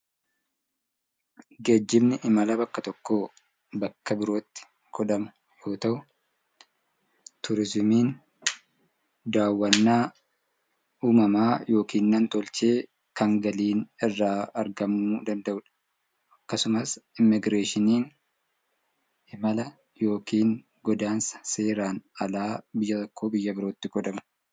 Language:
Oromo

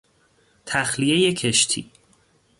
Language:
Persian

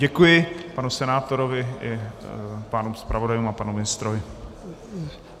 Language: Czech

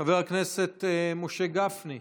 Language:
Hebrew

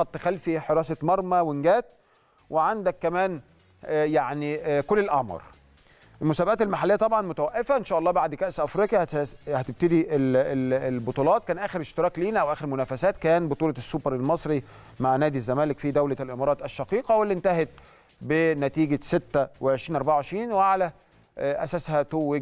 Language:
Arabic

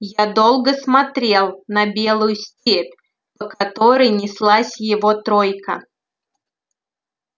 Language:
Russian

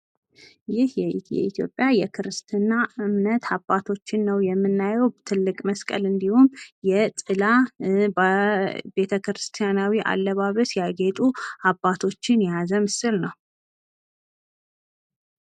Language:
Amharic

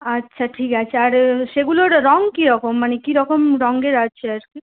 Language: Bangla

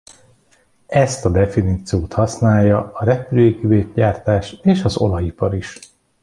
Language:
Hungarian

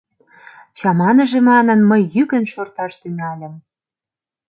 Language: Mari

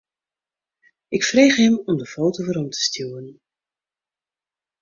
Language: Western Frisian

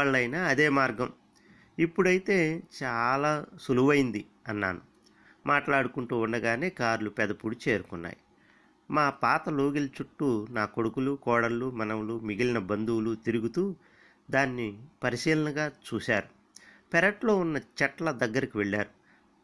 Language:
Telugu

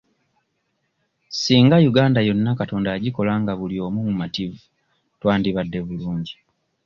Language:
Ganda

